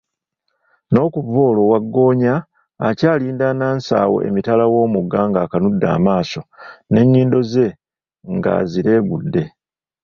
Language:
Ganda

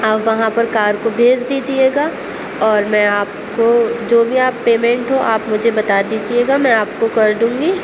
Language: Urdu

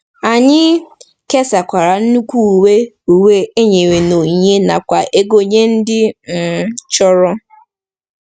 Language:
Igbo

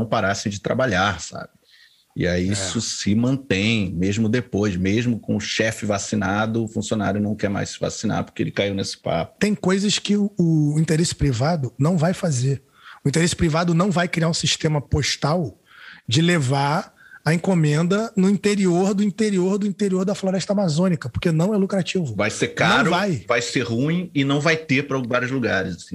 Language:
Portuguese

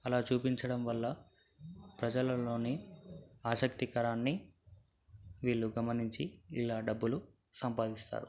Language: Telugu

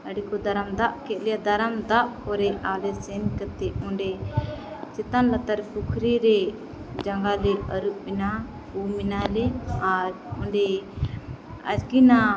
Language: Santali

